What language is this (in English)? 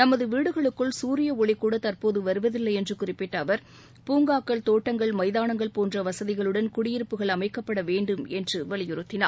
Tamil